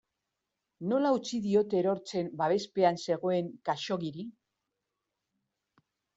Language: Basque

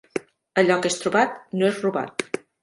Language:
Catalan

